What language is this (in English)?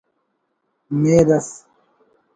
Brahui